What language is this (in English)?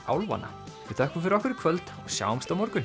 Icelandic